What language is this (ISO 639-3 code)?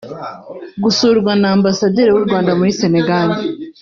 kin